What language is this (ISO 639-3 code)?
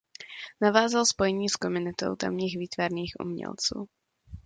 ces